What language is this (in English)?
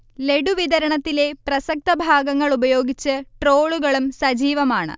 Malayalam